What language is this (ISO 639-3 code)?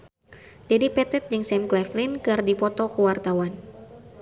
sun